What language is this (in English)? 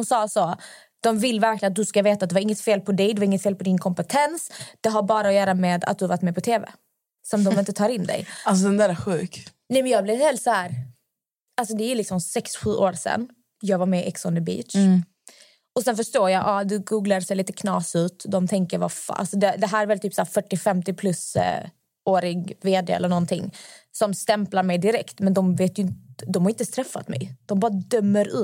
Swedish